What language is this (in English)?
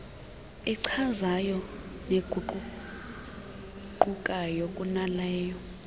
Xhosa